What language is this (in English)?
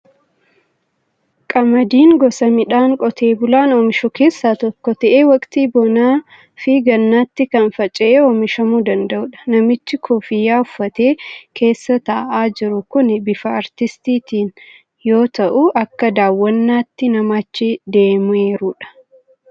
Oromo